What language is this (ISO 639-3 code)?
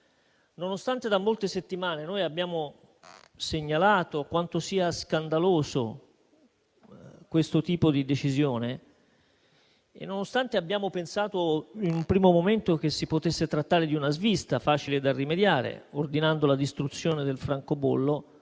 ita